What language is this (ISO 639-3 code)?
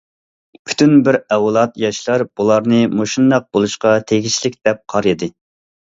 uig